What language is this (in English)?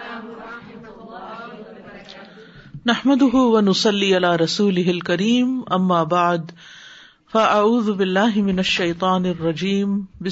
Urdu